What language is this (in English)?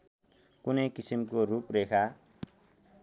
Nepali